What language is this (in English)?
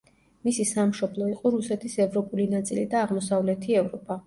Georgian